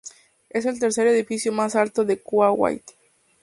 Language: Spanish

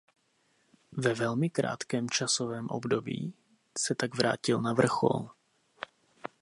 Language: Czech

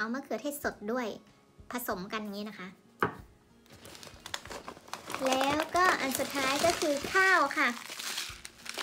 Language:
Thai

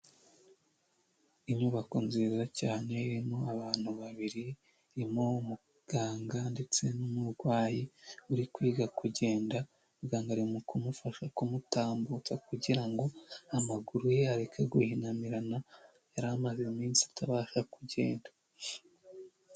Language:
Kinyarwanda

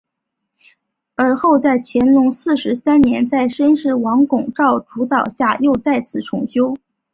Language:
Chinese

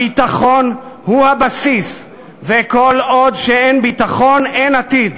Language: Hebrew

